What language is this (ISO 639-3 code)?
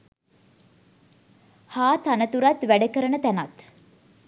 sin